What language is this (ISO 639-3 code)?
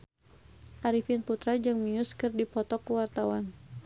sun